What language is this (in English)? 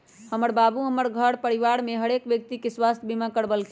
Magahi